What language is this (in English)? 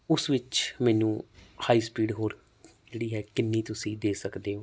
Punjabi